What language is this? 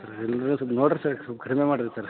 Kannada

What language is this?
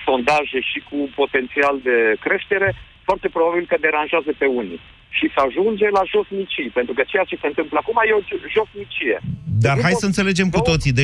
Romanian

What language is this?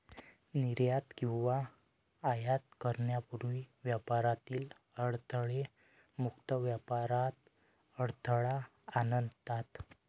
Marathi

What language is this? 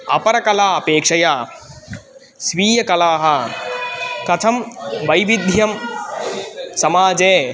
Sanskrit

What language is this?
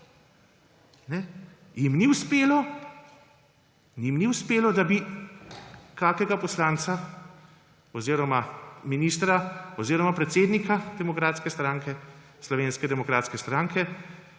Slovenian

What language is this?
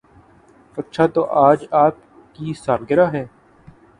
Urdu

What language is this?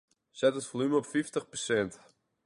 Western Frisian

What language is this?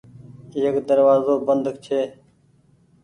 Goaria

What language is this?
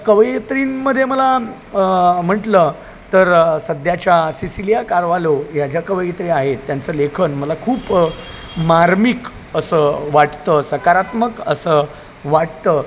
Marathi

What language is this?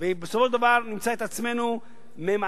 Hebrew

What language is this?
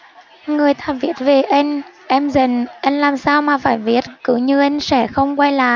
Vietnamese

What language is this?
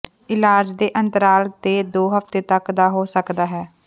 Punjabi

